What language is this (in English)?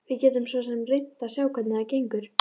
Icelandic